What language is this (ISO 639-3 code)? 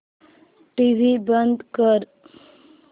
mar